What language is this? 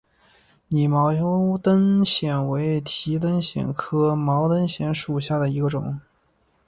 Chinese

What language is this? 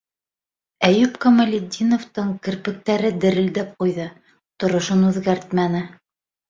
Bashkir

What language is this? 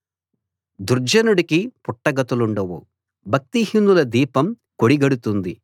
Telugu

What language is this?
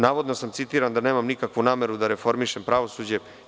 Serbian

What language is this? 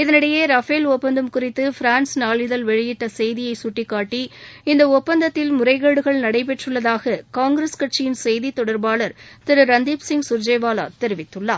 Tamil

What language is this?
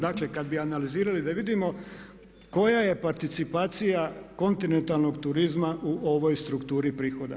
Croatian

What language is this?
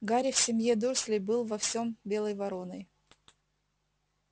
Russian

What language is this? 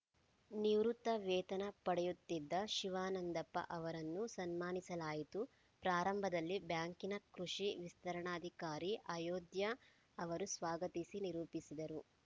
Kannada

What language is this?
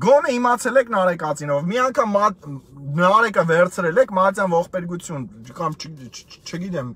Romanian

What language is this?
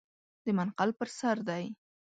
Pashto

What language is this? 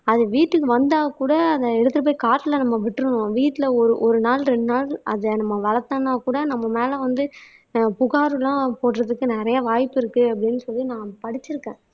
Tamil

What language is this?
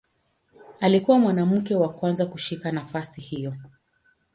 Swahili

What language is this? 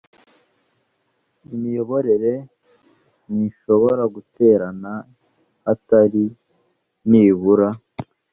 Kinyarwanda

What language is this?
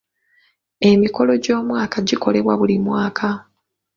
Ganda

